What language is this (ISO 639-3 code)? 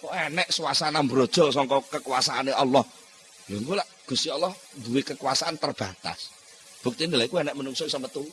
ind